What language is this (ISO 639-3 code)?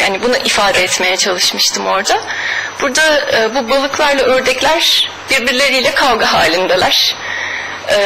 tur